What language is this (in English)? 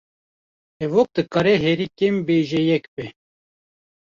Kurdish